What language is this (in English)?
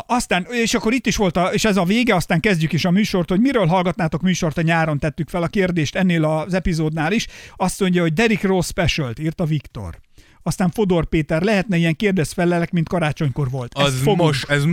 Hungarian